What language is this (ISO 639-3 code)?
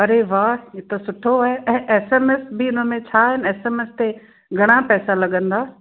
snd